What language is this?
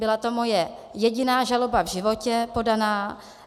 Czech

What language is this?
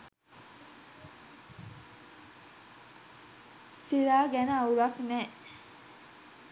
Sinhala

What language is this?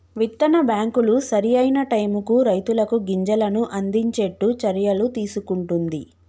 Telugu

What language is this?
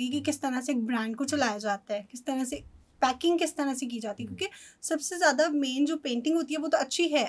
Hindi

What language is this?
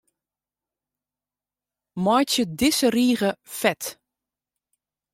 Western Frisian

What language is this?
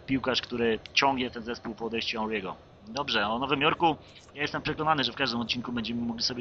Polish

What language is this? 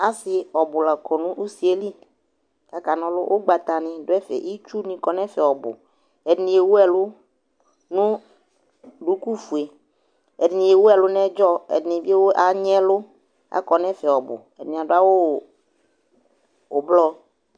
Ikposo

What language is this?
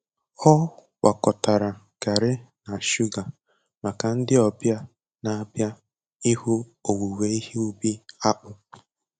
Igbo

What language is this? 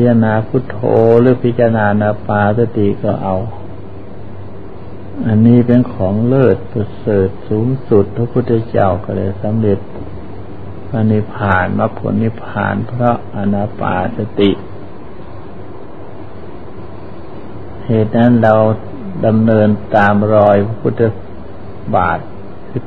Thai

